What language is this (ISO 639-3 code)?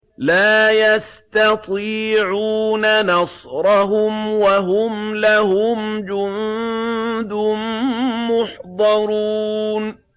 ara